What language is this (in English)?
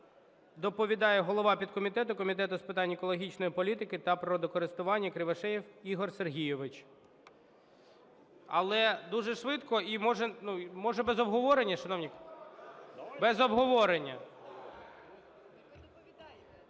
Ukrainian